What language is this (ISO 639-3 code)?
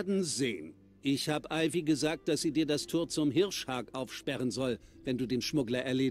deu